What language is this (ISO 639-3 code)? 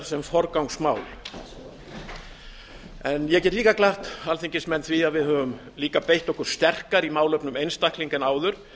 isl